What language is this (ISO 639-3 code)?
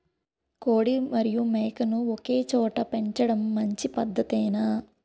tel